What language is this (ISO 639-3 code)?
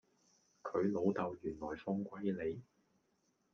yue